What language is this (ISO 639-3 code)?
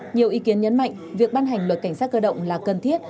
vie